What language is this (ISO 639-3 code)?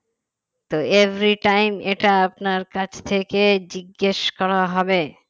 ben